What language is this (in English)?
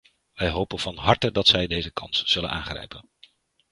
Dutch